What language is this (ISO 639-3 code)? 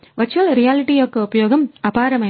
tel